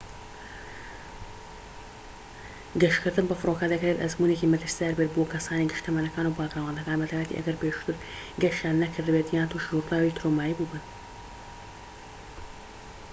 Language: Central Kurdish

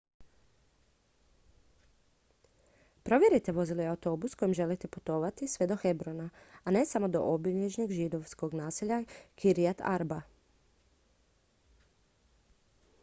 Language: Croatian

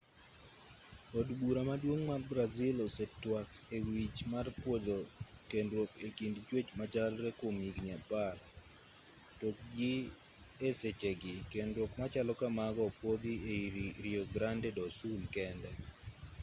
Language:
Luo (Kenya and Tanzania)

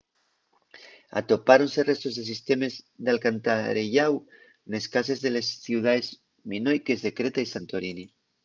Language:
Asturian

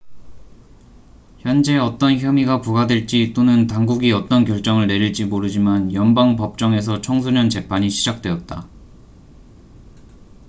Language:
Korean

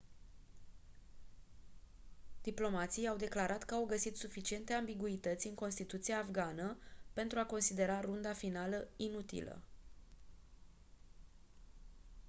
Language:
Romanian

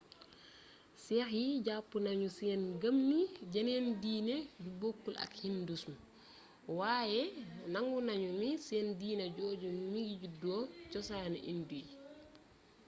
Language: Wolof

